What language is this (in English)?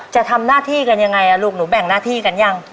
Thai